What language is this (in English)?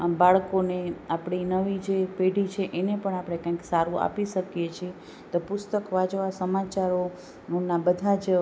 Gujarati